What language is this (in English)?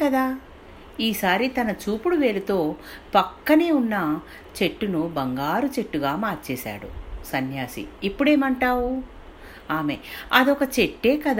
Telugu